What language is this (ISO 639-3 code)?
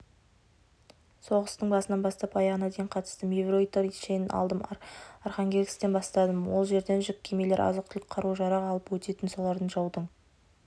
kaz